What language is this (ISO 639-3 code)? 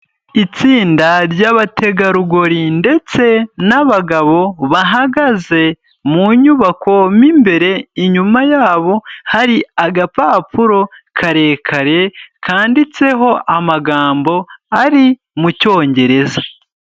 kin